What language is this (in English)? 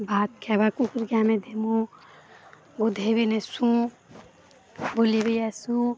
Odia